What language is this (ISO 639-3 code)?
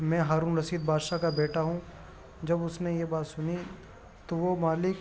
urd